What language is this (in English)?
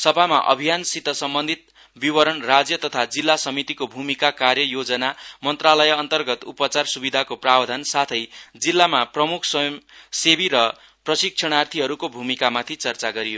Nepali